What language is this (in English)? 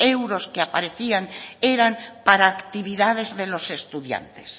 Spanish